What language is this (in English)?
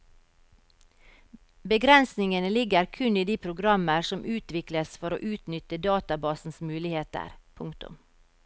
Norwegian